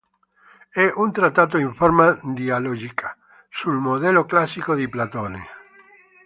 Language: Italian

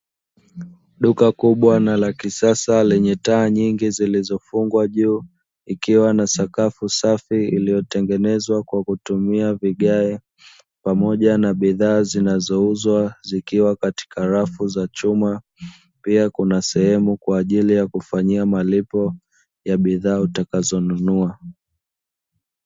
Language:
Swahili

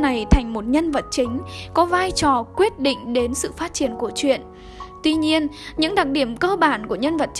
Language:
Vietnamese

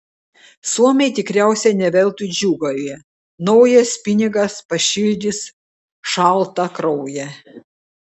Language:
Lithuanian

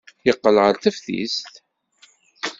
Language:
Kabyle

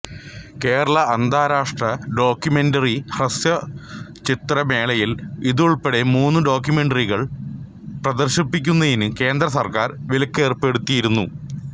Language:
Malayalam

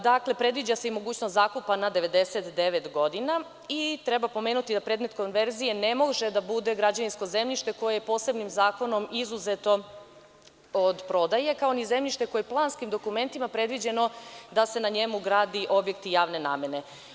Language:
Serbian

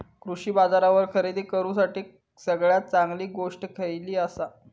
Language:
Marathi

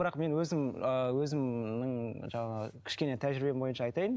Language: Kazakh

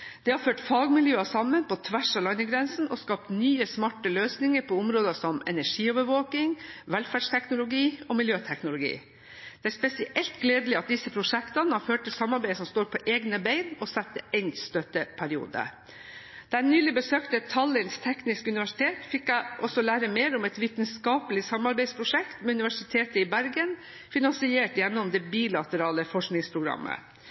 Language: Norwegian Bokmål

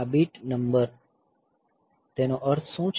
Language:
Gujarati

